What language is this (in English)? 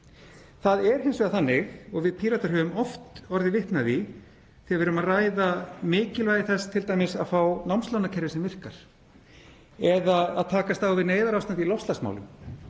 Icelandic